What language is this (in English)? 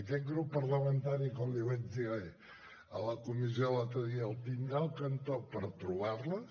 Catalan